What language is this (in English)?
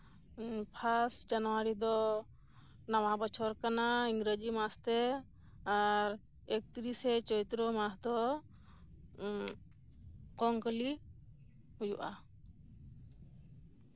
Santali